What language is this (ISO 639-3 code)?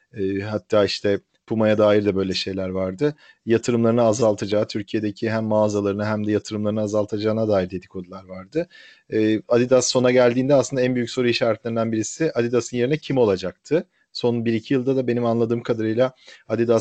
tur